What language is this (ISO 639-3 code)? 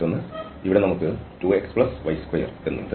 mal